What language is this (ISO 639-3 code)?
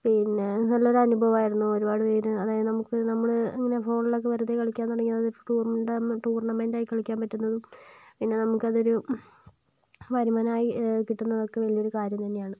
mal